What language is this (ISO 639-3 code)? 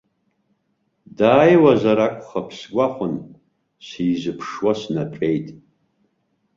abk